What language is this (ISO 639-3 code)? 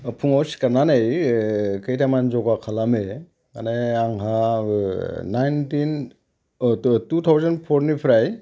brx